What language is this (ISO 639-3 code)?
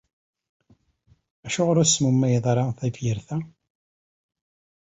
kab